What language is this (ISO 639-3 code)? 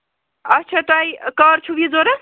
kas